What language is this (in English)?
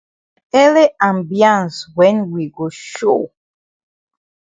Cameroon Pidgin